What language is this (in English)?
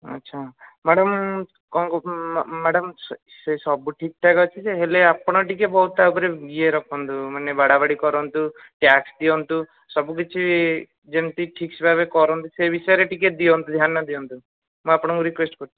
Odia